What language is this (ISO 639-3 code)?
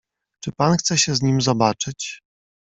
pol